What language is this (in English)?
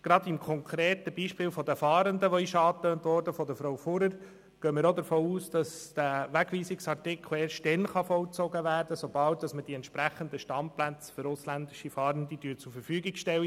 Swiss German